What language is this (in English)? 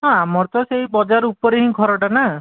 Odia